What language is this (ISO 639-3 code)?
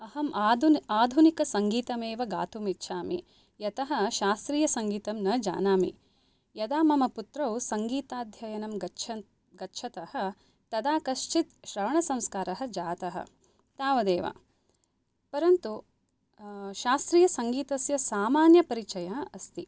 san